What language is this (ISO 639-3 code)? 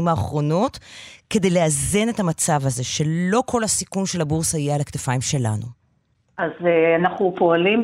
heb